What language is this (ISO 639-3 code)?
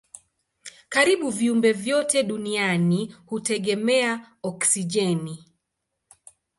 swa